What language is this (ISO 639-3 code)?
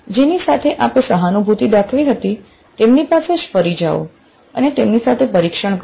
guj